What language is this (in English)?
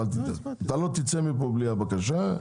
Hebrew